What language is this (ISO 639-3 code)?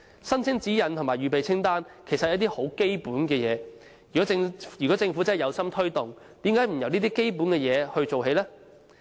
yue